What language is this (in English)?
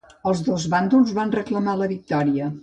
Catalan